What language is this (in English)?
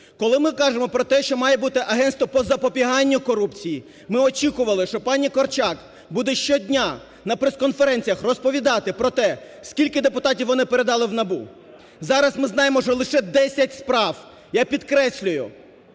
Ukrainian